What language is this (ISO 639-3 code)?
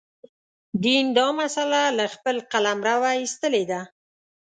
pus